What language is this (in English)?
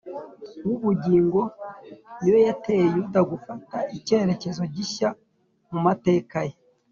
Kinyarwanda